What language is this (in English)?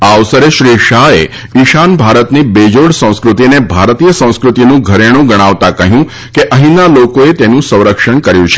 Gujarati